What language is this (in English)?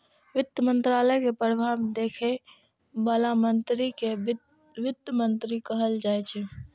Maithili